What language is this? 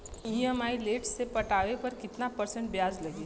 Bhojpuri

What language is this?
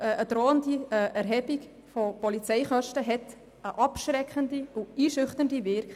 Swiss German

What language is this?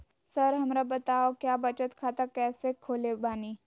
Magahi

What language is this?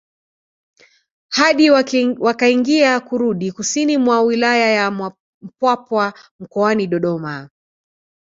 Swahili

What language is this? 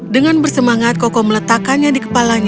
Indonesian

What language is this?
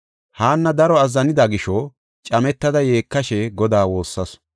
Gofa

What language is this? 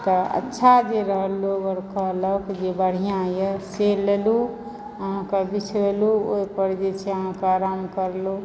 Maithili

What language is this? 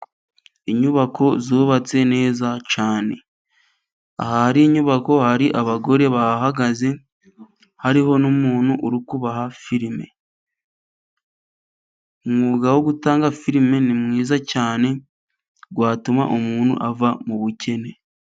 Kinyarwanda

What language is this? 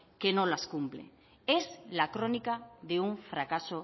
Spanish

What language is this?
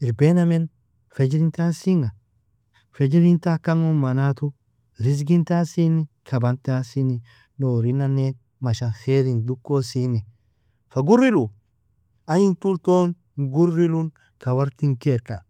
Nobiin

